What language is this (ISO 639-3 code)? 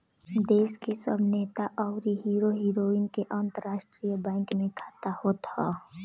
bho